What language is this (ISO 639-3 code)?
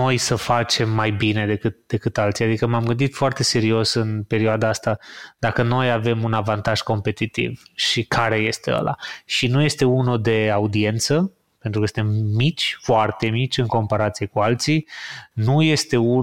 ron